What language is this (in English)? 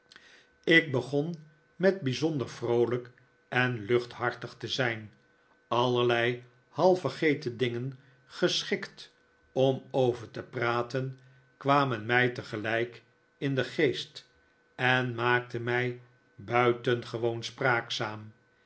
Dutch